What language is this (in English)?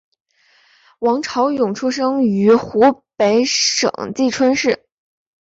Chinese